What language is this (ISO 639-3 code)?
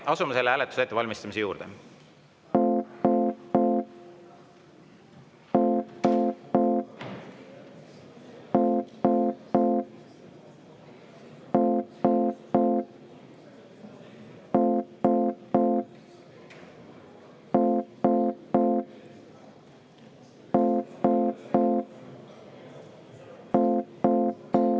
est